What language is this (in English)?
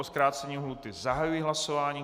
Czech